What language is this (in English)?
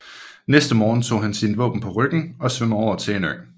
Danish